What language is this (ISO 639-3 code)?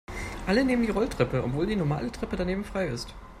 deu